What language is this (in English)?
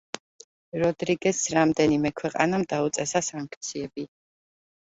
Georgian